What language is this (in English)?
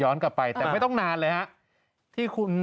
Thai